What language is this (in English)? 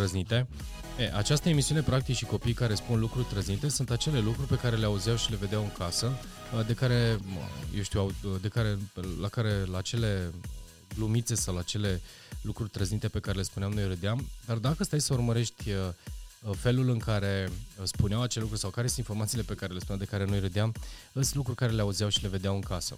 Romanian